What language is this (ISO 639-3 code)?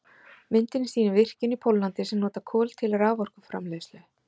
isl